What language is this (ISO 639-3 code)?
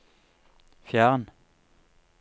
nor